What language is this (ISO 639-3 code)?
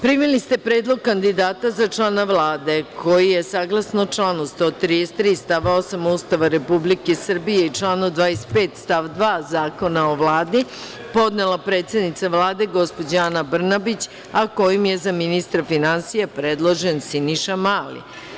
srp